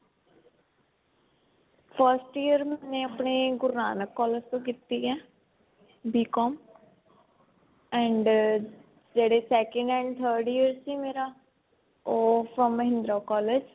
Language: Punjabi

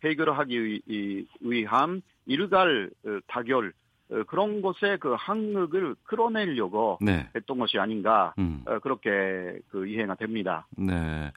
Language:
Korean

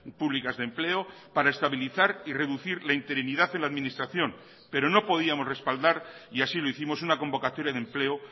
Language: Spanish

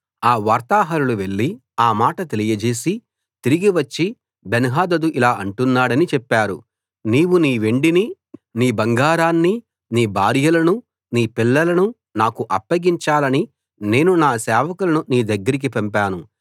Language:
Telugu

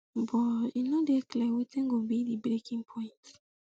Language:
Nigerian Pidgin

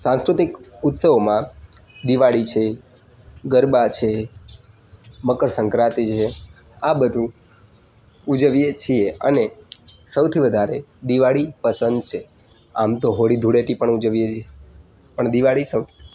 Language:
Gujarati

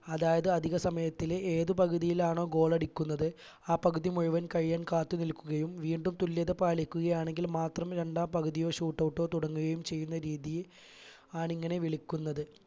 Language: Malayalam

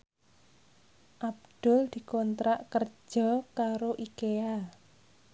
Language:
Javanese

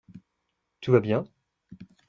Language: French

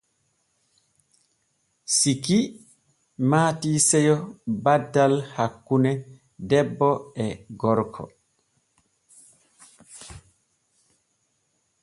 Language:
Borgu Fulfulde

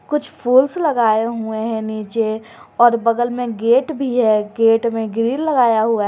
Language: Hindi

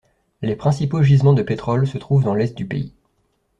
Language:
French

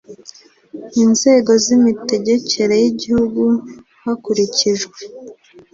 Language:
Kinyarwanda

